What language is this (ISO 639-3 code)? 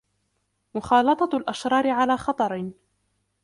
ara